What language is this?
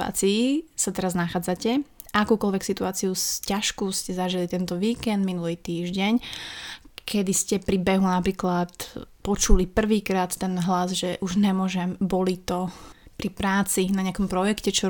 Slovak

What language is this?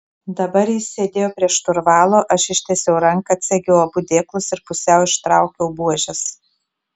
Lithuanian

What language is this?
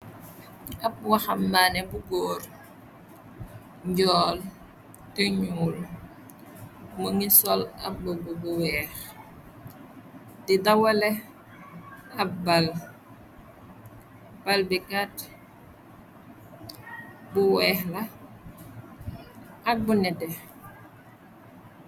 Wolof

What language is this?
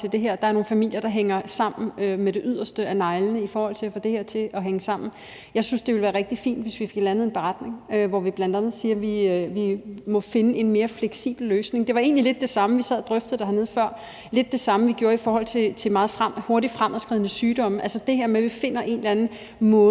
Danish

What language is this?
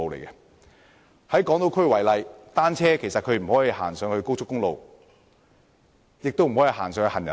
Cantonese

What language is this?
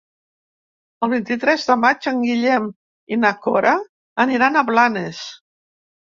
Catalan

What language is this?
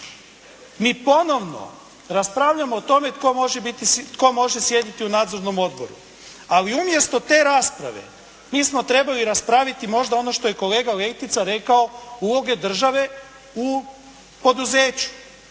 Croatian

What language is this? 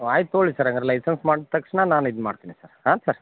Kannada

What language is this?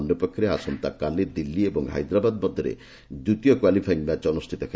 Odia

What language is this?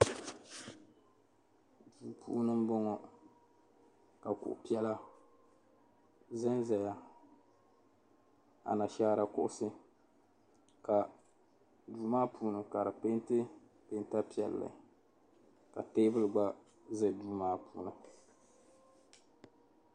Dagbani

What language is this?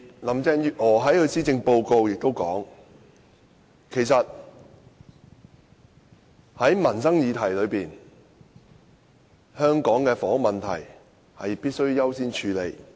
Cantonese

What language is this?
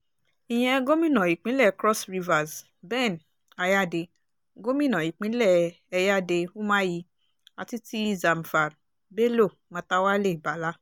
Yoruba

